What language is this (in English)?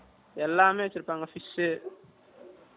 Tamil